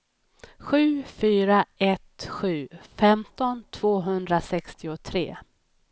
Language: Swedish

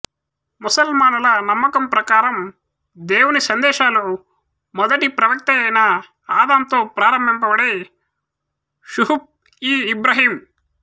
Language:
Telugu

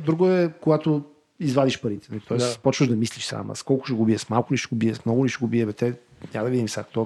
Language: Bulgarian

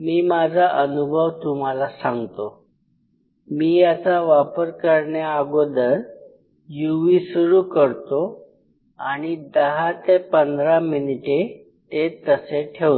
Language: Marathi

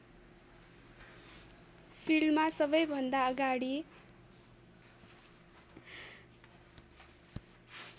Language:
Nepali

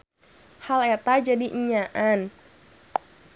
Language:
Sundanese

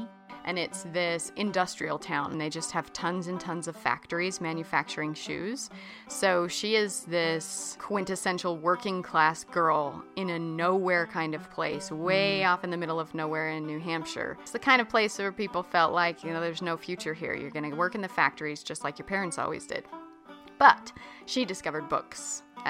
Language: English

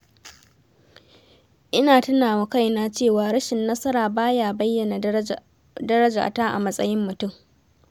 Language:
Hausa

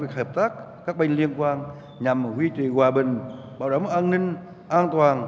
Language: Vietnamese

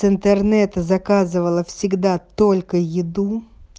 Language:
Russian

